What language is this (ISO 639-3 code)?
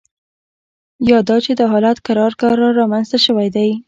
pus